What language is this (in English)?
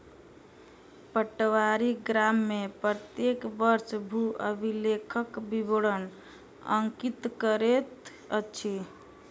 Maithili